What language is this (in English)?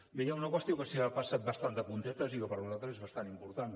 Catalan